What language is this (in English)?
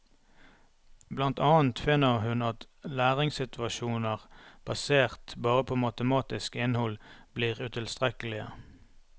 Norwegian